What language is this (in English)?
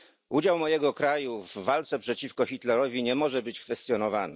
Polish